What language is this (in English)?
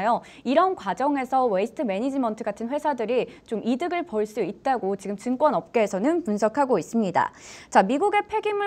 Korean